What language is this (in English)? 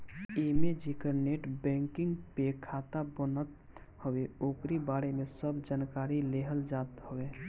Bhojpuri